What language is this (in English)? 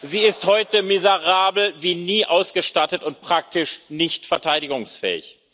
German